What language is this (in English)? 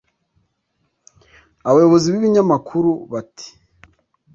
Kinyarwanda